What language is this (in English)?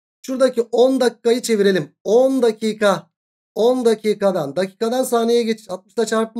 Turkish